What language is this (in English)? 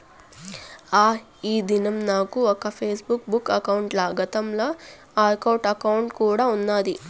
Telugu